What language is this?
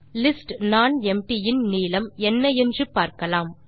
Tamil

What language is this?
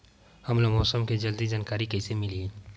Chhattisgarhi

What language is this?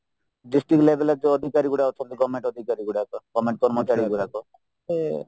Odia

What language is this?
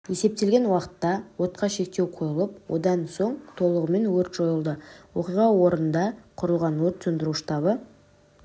Kazakh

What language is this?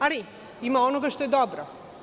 Serbian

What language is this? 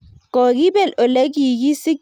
Kalenjin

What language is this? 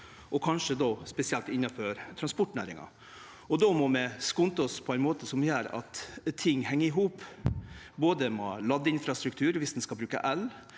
Norwegian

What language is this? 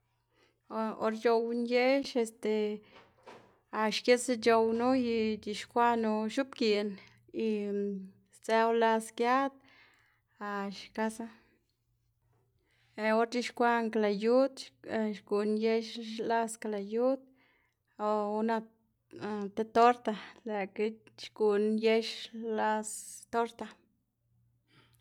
Xanaguía Zapotec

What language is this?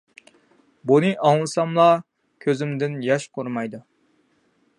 Uyghur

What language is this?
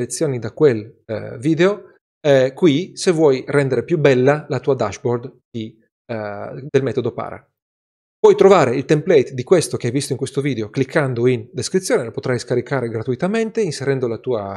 Italian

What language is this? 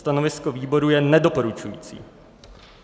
Czech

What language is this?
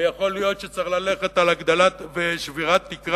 Hebrew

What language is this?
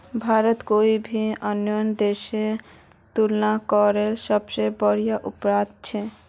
Magahi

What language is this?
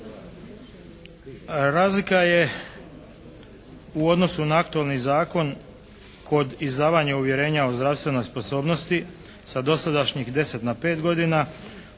Croatian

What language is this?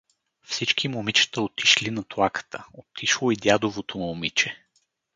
Bulgarian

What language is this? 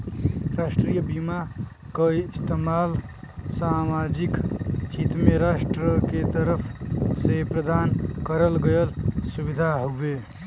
Bhojpuri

